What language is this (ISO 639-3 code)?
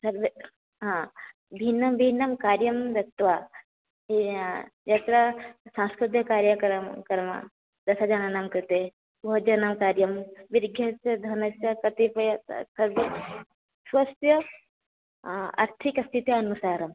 san